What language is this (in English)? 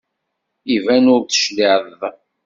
Kabyle